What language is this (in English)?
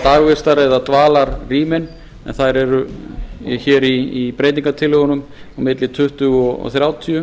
Icelandic